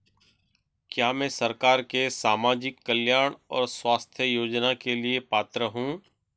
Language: Hindi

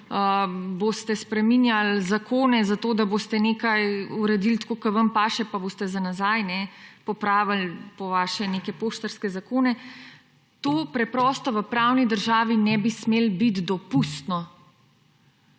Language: Slovenian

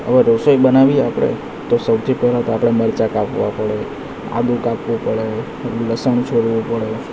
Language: Gujarati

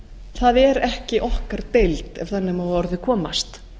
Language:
Icelandic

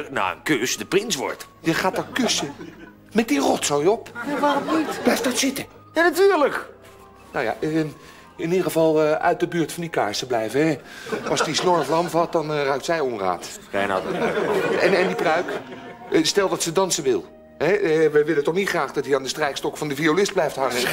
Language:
Dutch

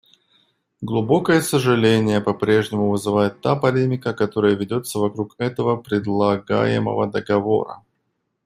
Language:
Russian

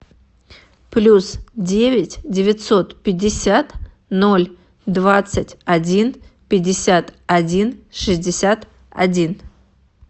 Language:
Russian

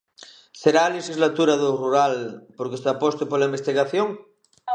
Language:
Galician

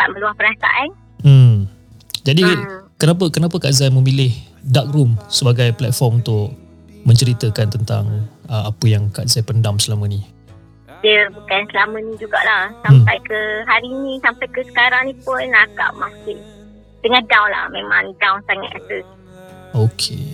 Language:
Malay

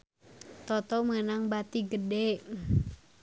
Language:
Sundanese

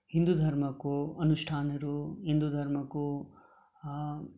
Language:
Nepali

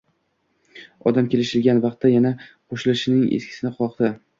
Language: Uzbek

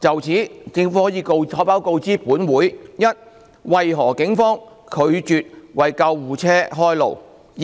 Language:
Cantonese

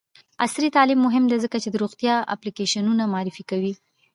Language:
Pashto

